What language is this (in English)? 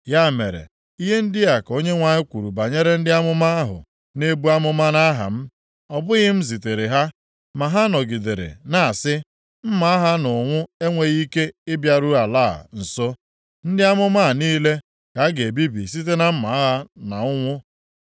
Igbo